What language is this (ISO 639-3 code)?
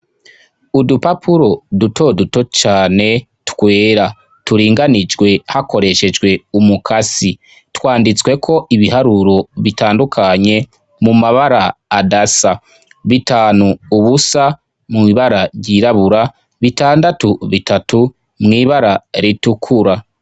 run